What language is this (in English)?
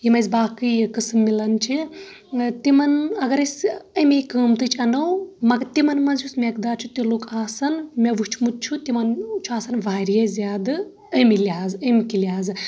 Kashmiri